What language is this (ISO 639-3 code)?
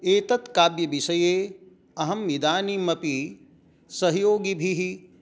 san